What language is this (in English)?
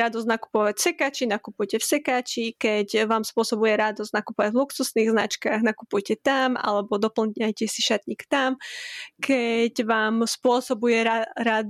Slovak